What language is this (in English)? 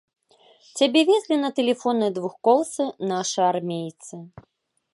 Belarusian